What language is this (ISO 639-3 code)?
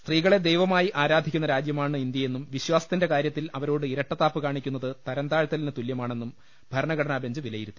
mal